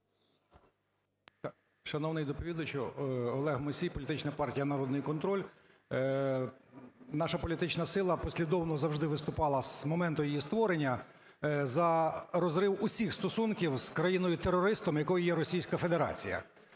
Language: Ukrainian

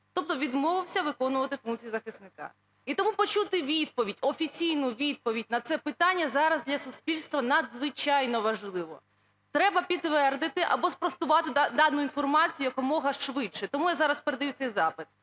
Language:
Ukrainian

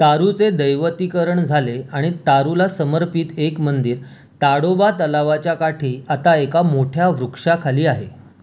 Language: Marathi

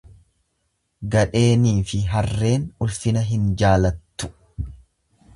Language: Oromo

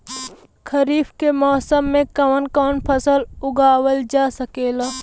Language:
Bhojpuri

